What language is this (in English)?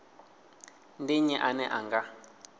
Venda